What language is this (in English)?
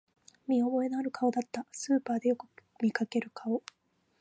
Japanese